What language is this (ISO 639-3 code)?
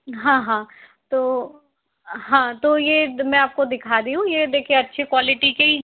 hin